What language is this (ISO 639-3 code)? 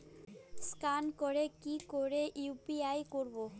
ben